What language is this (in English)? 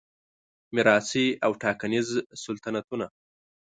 Pashto